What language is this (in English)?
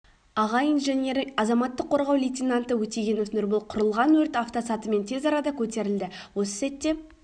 Kazakh